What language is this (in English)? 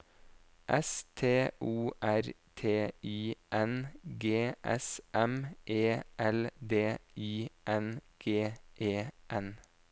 Norwegian